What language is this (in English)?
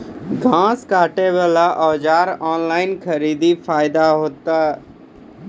Maithili